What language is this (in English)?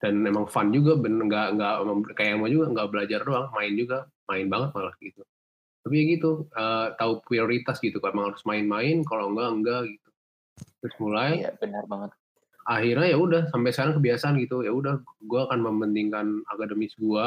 Indonesian